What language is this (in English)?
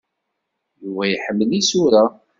Kabyle